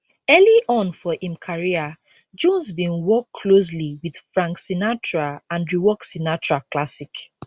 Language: Nigerian Pidgin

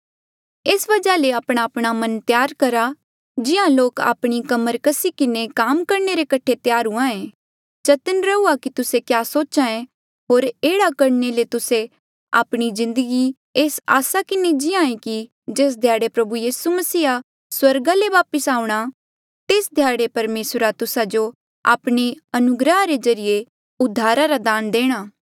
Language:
Mandeali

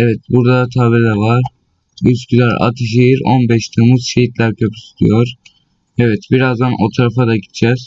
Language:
Turkish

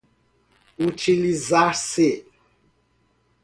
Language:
Portuguese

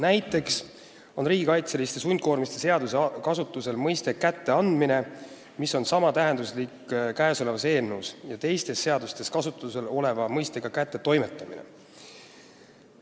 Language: Estonian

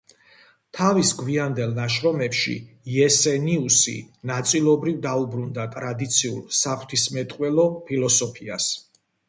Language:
Georgian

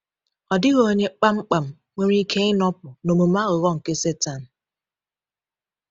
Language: Igbo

